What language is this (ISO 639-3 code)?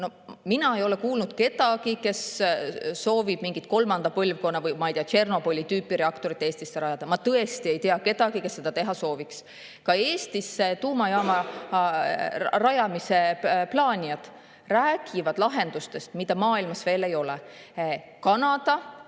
est